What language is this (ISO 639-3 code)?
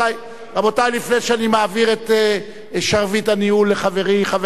heb